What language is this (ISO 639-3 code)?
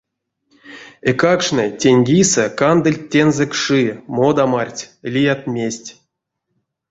myv